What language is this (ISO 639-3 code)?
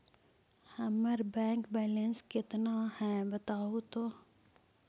mag